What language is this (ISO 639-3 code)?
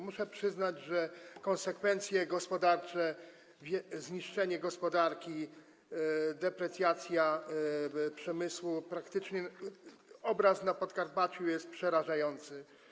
pol